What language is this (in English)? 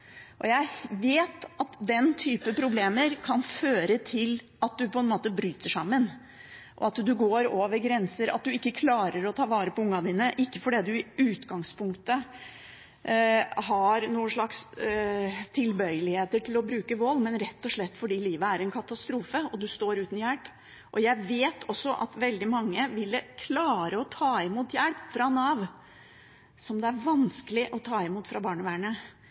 Norwegian Bokmål